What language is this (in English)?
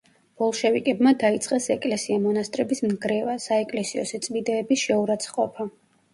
Georgian